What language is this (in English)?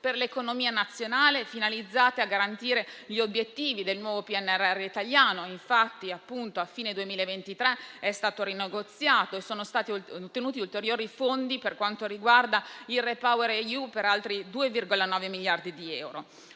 Italian